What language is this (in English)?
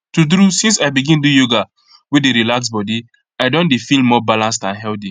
Nigerian Pidgin